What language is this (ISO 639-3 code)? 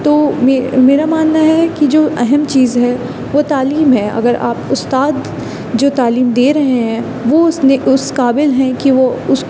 urd